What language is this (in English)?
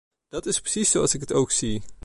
Dutch